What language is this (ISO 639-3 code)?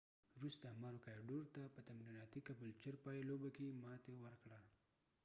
pus